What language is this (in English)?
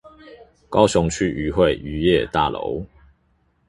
Chinese